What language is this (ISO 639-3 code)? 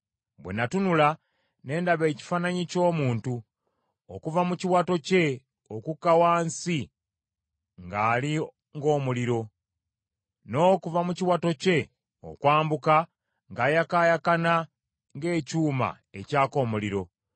lug